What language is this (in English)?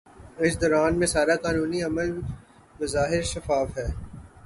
Urdu